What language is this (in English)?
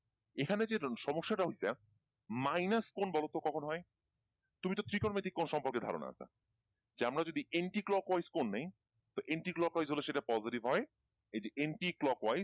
Bangla